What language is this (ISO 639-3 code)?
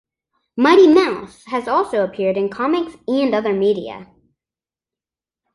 eng